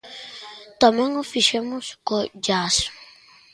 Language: Galician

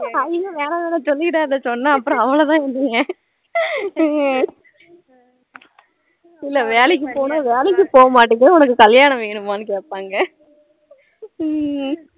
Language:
Tamil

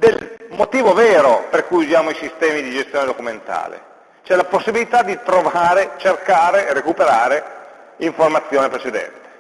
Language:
Italian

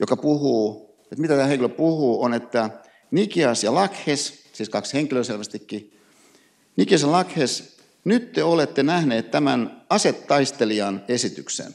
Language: Finnish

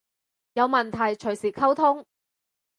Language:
Cantonese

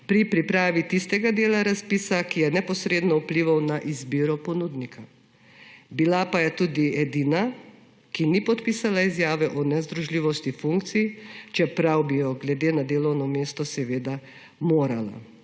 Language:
Slovenian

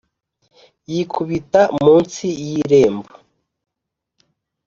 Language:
Kinyarwanda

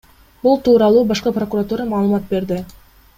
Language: Kyrgyz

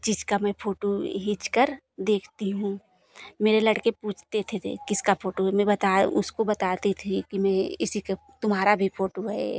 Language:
Hindi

